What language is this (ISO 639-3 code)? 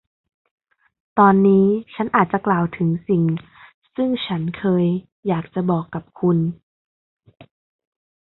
tha